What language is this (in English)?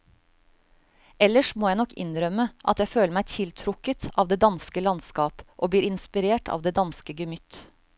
Norwegian